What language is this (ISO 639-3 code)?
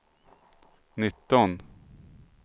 swe